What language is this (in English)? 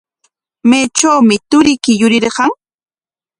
Corongo Ancash Quechua